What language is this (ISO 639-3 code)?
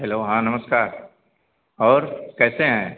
hin